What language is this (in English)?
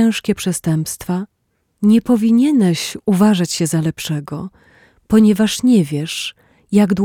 Polish